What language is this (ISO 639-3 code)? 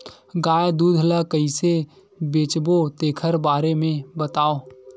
hne